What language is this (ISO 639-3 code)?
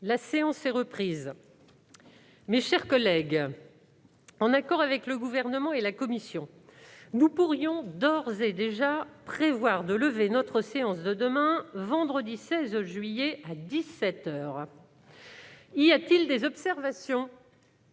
fra